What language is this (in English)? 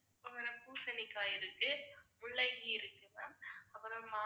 Tamil